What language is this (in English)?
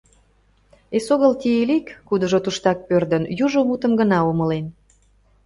Mari